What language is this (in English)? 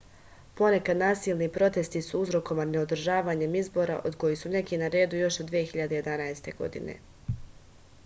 Serbian